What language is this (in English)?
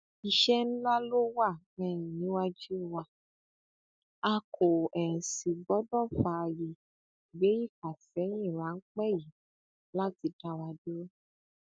Yoruba